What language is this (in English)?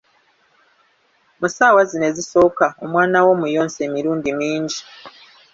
Ganda